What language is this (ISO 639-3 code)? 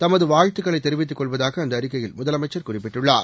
tam